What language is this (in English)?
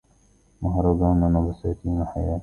Arabic